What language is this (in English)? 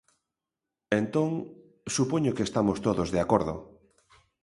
Galician